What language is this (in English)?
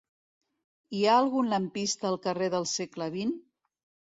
Catalan